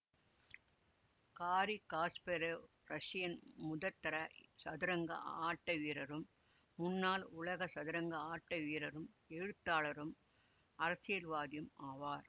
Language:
Tamil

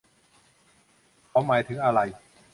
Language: Thai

